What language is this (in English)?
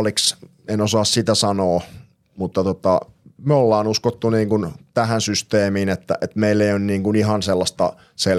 Finnish